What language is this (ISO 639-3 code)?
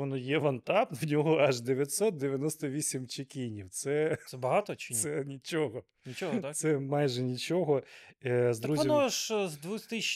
ukr